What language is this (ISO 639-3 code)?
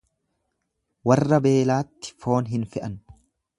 orm